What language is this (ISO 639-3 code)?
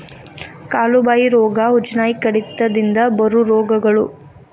kan